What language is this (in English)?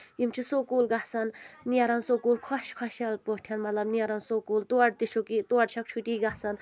Kashmiri